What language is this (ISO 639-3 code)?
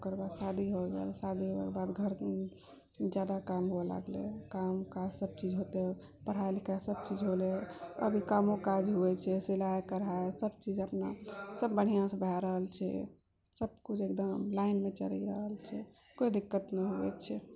mai